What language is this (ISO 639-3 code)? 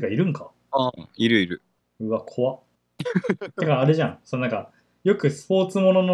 jpn